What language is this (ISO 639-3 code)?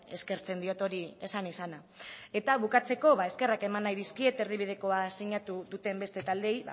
eus